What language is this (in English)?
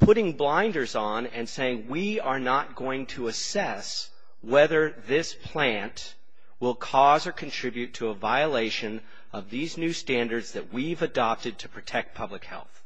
English